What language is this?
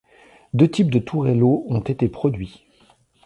French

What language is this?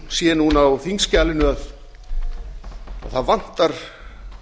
Icelandic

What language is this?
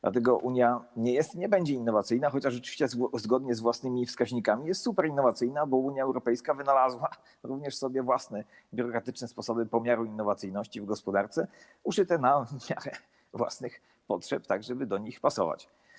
Polish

